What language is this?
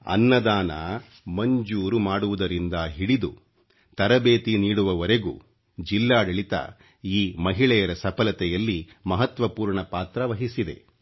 Kannada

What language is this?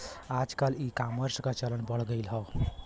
Bhojpuri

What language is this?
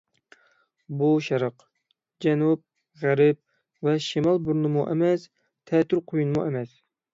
Uyghur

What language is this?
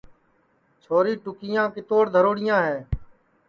Sansi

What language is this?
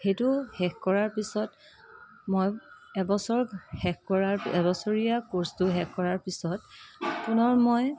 Assamese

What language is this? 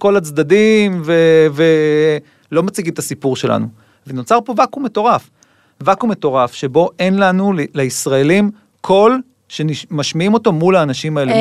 Hebrew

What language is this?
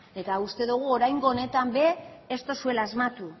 Basque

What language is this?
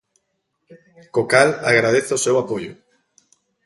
Galician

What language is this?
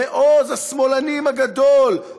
Hebrew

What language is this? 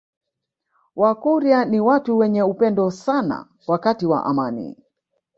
Swahili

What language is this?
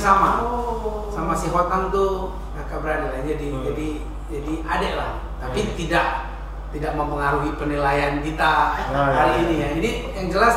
Indonesian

